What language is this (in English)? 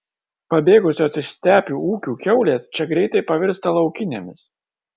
Lithuanian